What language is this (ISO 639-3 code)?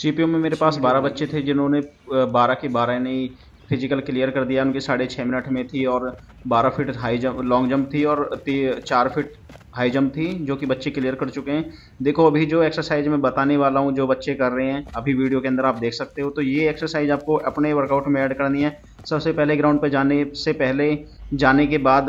hin